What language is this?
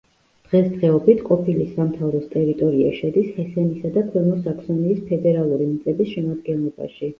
Georgian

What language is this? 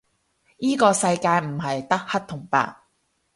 Cantonese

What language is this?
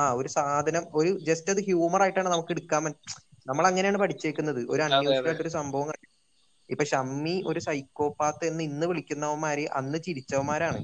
Malayalam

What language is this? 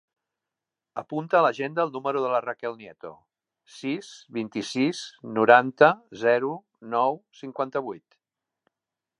Catalan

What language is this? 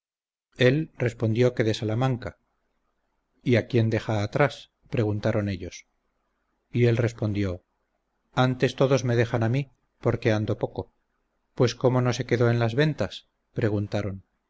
Spanish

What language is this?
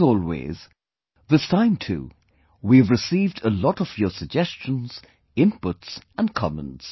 English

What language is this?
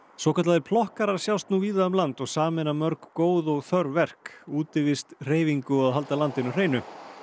Icelandic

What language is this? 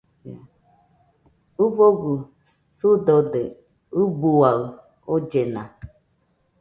Nüpode Huitoto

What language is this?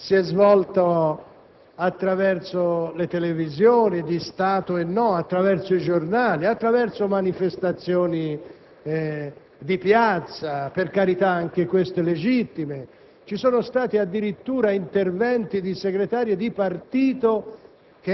Italian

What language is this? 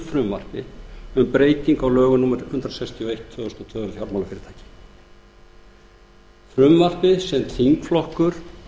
Icelandic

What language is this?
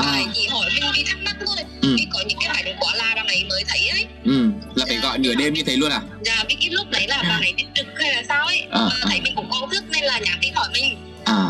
Vietnamese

